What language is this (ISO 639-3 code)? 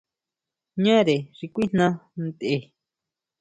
mau